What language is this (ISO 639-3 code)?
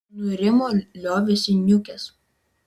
lit